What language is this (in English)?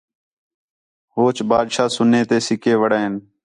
Khetrani